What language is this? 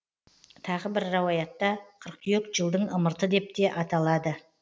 Kazakh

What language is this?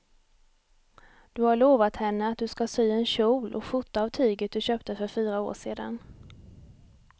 Swedish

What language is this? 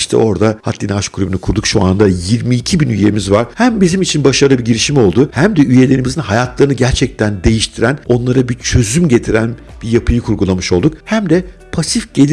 Turkish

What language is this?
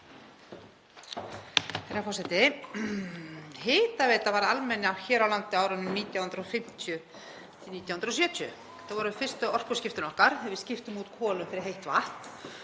Icelandic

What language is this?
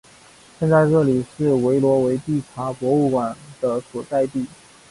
Chinese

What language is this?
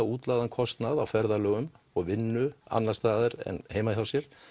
Icelandic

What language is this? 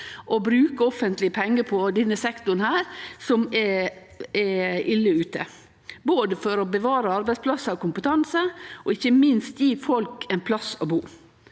Norwegian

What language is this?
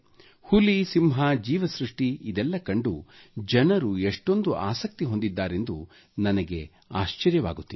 Kannada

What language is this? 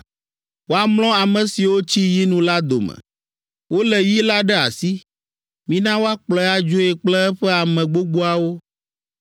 Ewe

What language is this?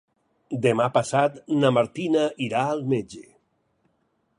Catalan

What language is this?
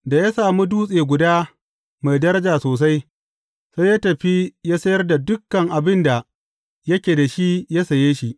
Hausa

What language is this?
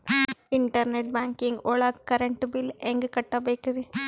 Kannada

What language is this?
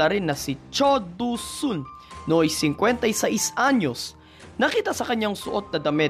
Filipino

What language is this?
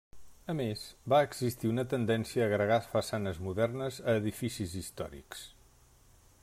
Catalan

